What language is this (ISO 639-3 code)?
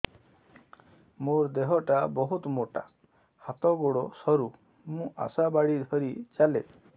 ori